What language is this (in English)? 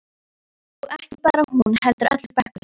Icelandic